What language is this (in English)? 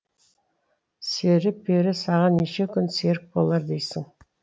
Kazakh